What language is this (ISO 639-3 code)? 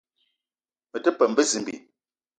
eto